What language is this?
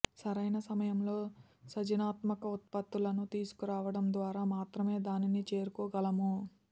Telugu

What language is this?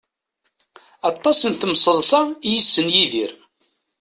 Kabyle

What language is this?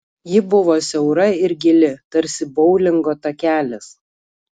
Lithuanian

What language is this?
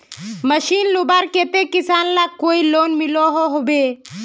Magahi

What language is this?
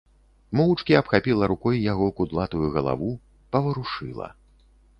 Belarusian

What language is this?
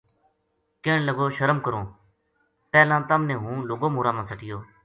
Gujari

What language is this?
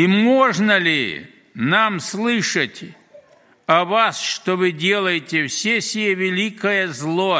Russian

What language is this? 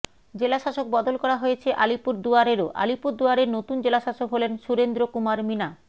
Bangla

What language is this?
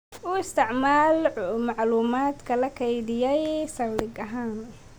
Somali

